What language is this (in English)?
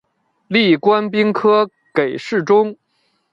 Chinese